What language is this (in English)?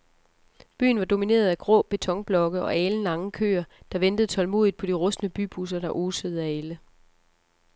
Danish